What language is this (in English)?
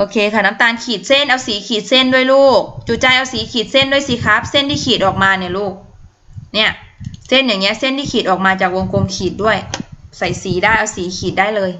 Thai